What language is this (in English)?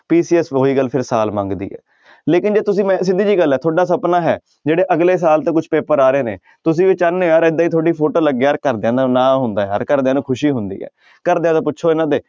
Punjabi